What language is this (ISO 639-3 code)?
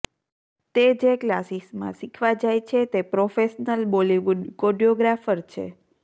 guj